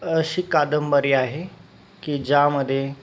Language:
Marathi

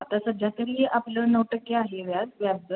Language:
Marathi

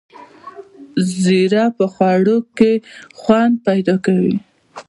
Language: Pashto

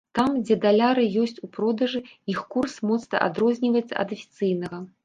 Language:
Belarusian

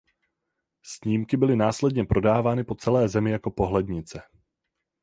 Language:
Czech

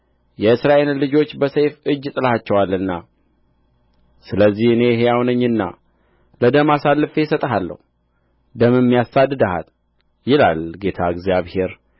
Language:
Amharic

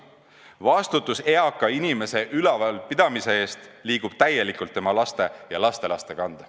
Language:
Estonian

